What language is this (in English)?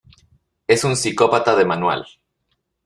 Spanish